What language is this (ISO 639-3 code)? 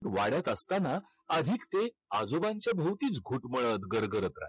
mar